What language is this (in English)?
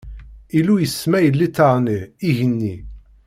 Kabyle